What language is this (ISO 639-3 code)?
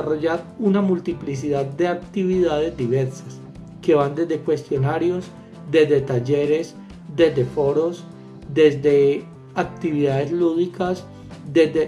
spa